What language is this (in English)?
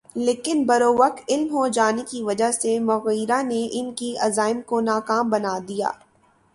Urdu